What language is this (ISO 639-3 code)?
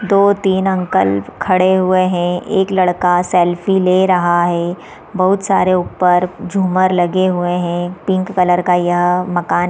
hin